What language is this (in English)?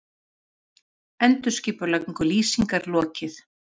Icelandic